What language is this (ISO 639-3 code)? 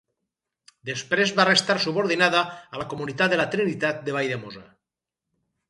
cat